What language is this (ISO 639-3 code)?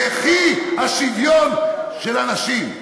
heb